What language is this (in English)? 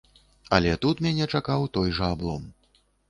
Belarusian